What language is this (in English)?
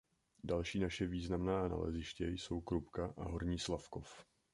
Czech